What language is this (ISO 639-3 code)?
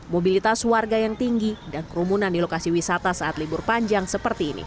ind